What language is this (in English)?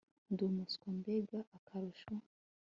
Kinyarwanda